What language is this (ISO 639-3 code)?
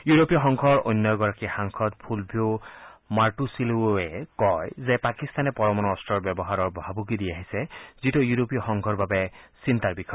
asm